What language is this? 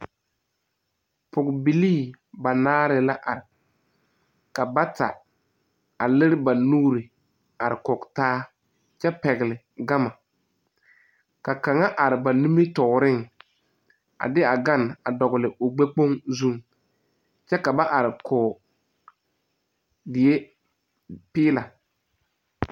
Southern Dagaare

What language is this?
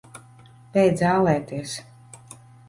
Latvian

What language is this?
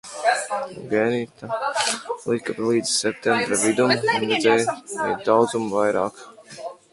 Latvian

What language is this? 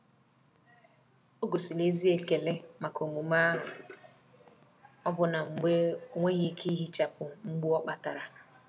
Igbo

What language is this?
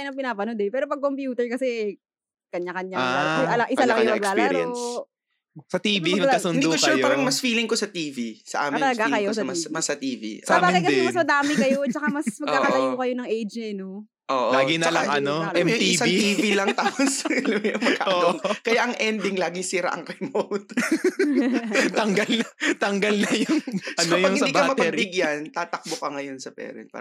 Filipino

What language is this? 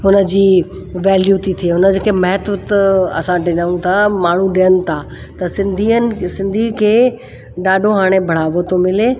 Sindhi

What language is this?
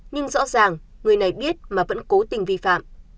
Vietnamese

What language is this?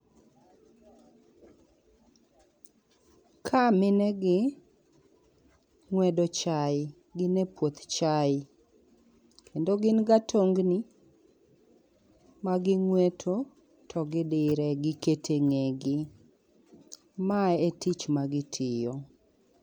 Luo (Kenya and Tanzania)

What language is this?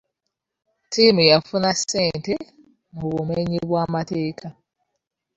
Ganda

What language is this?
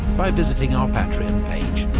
English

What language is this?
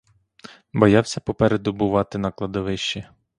Ukrainian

